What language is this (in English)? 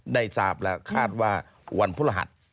Thai